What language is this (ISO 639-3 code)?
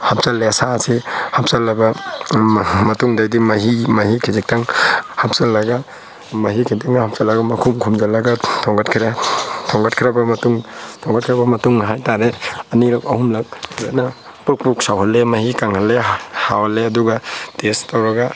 mni